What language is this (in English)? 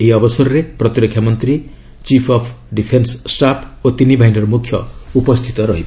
Odia